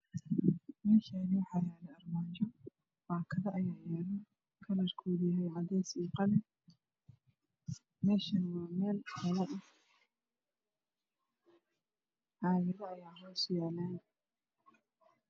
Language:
Somali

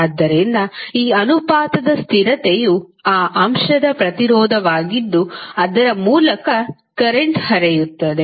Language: Kannada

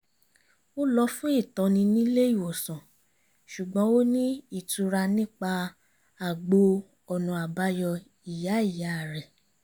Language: Yoruba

